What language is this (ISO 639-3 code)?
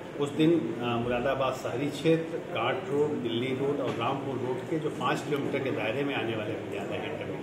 hin